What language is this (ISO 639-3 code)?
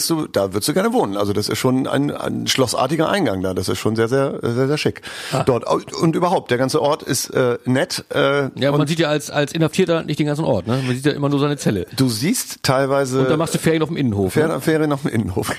deu